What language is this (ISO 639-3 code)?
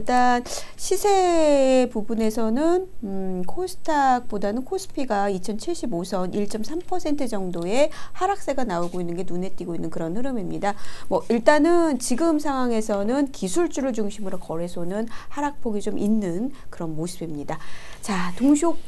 kor